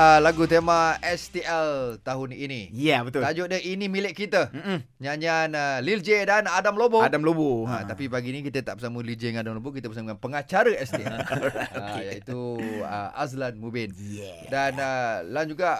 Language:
Malay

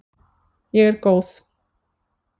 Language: Icelandic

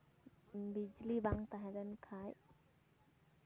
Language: Santali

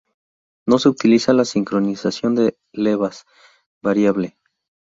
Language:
Spanish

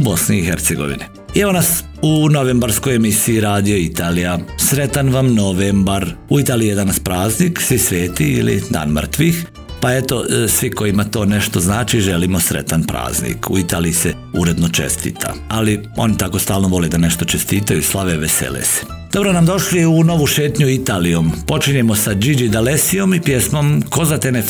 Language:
Croatian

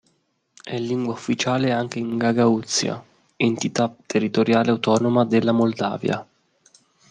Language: Italian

